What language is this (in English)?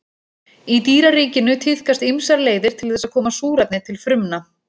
Icelandic